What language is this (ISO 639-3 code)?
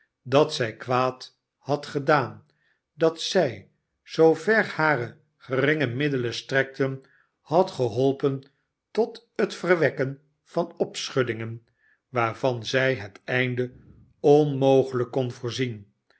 nld